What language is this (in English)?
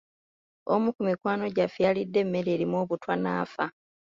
Ganda